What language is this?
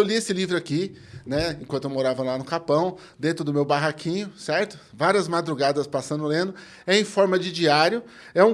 Portuguese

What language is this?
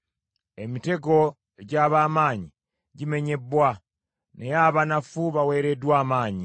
Ganda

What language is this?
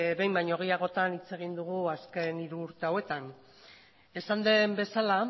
Basque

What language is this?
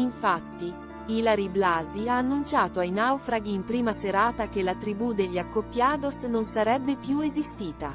Italian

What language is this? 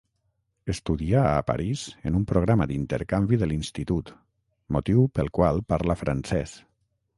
Catalan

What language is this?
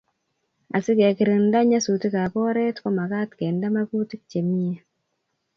Kalenjin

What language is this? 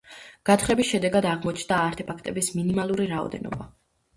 Georgian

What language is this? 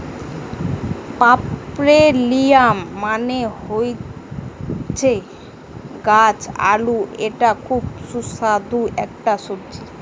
Bangla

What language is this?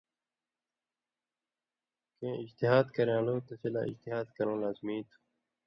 Indus Kohistani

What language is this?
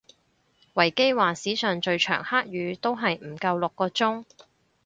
Cantonese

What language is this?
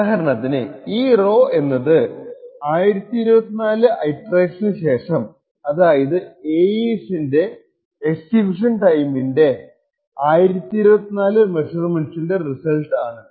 Malayalam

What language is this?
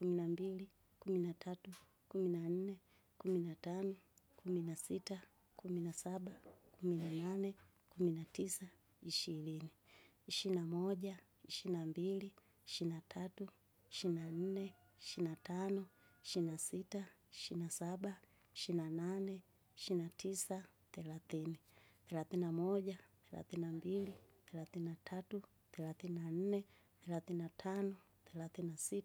Kinga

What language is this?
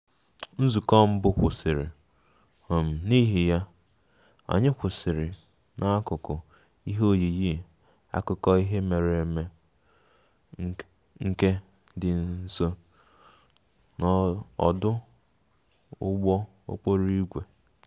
Igbo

